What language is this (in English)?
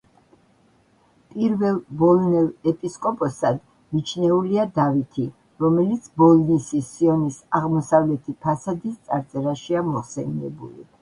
Georgian